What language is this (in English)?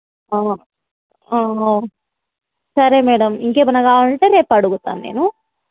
Telugu